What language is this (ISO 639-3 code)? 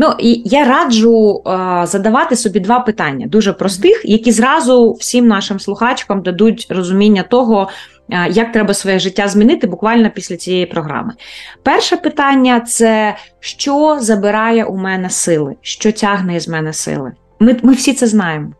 ukr